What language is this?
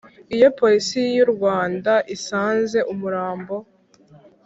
Kinyarwanda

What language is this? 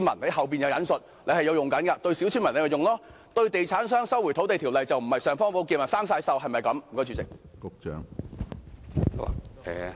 Cantonese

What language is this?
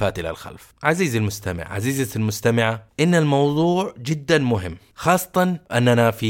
Arabic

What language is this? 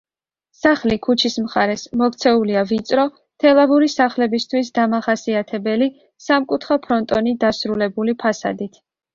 Georgian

